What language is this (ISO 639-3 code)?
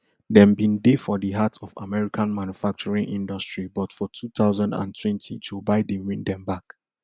pcm